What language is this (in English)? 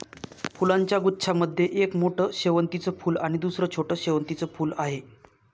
Marathi